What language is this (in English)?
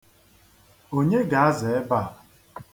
Igbo